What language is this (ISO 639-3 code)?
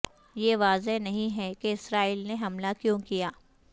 urd